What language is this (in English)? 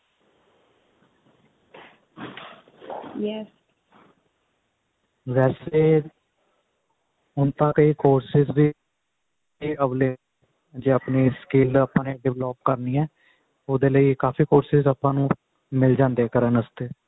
Punjabi